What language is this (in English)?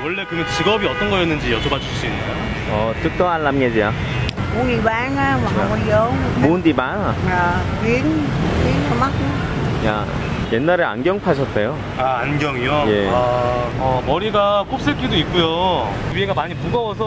Korean